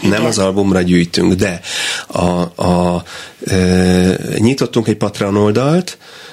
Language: Hungarian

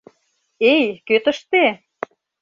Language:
Mari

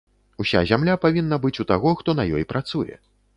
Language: Belarusian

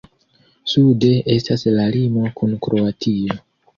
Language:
Esperanto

